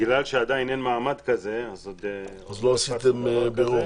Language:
Hebrew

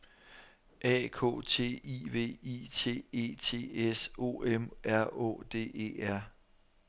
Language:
Danish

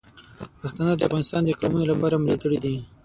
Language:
Pashto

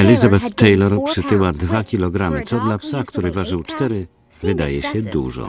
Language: Polish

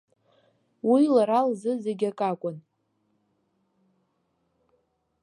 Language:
Abkhazian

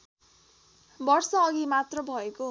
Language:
Nepali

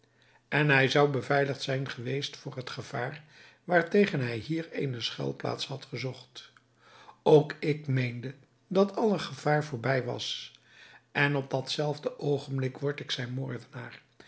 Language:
Dutch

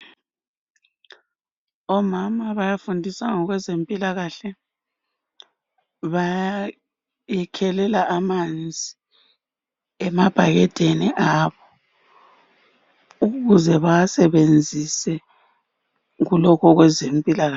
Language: North Ndebele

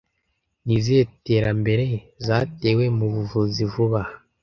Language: Kinyarwanda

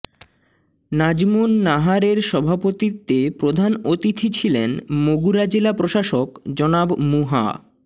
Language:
Bangla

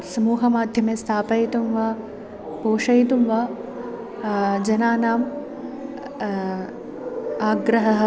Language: Sanskrit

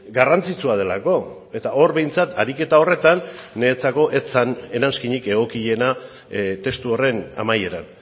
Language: Basque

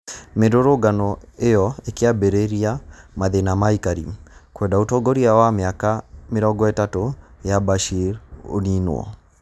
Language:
Kikuyu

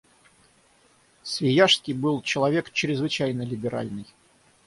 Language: Russian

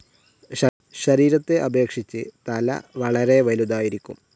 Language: Malayalam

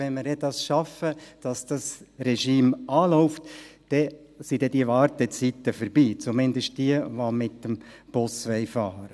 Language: Swiss German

